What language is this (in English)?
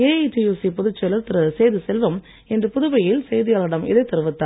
Tamil